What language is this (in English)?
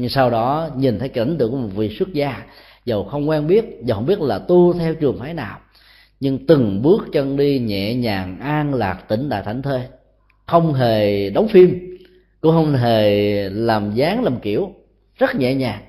Vietnamese